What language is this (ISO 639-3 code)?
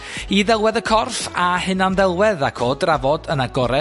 cym